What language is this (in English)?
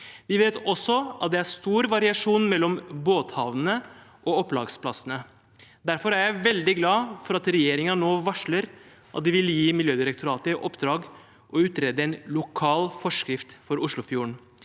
Norwegian